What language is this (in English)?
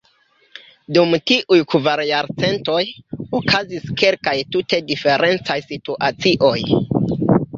Esperanto